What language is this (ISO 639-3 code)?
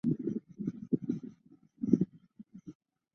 zho